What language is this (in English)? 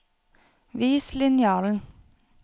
Norwegian